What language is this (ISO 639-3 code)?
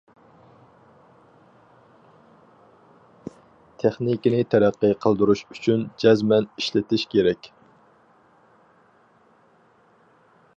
uig